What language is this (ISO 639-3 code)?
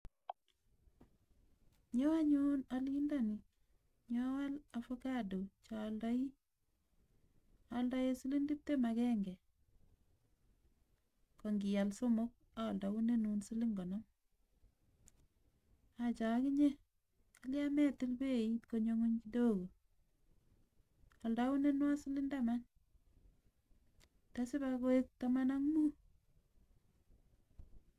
kln